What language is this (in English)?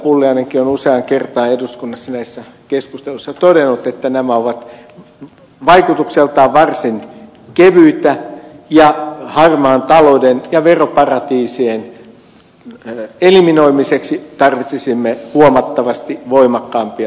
Finnish